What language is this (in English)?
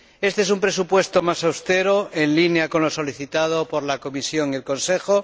Spanish